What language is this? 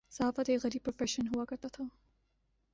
Urdu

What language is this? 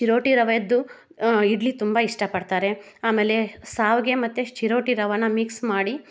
Kannada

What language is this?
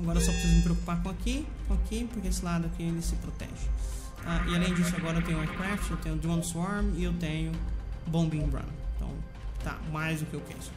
Portuguese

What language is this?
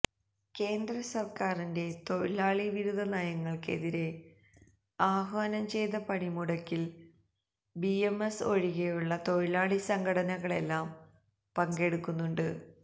Malayalam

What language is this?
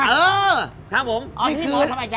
Thai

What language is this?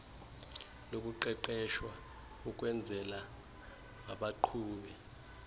Xhosa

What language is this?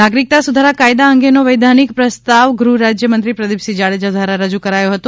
Gujarati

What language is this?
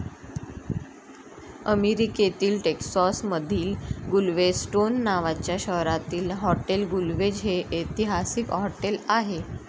Marathi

